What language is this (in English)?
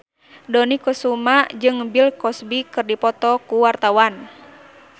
Sundanese